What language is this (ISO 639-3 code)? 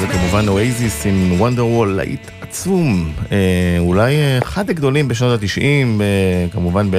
heb